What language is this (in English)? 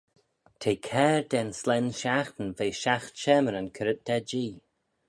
Manx